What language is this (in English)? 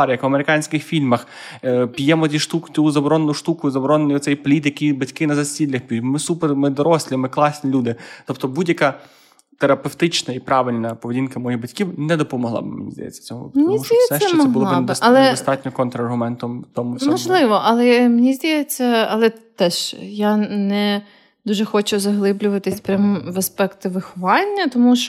Ukrainian